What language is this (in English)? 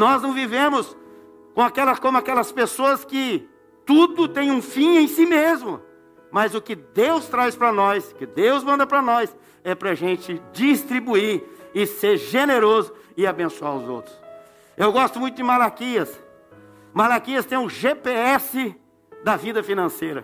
Portuguese